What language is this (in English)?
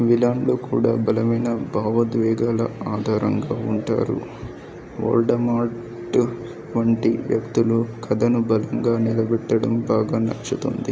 Telugu